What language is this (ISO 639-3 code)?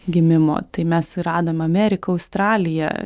lit